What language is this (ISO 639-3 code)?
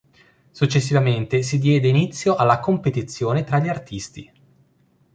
ita